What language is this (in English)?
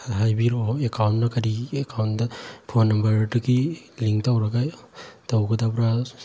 Manipuri